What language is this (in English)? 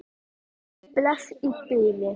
Icelandic